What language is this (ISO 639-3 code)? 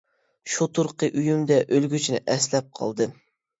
uig